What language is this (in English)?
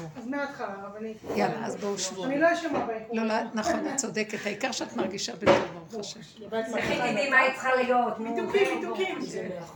Hebrew